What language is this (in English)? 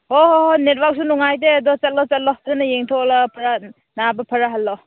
Manipuri